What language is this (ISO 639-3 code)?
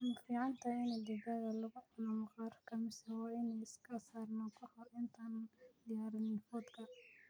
som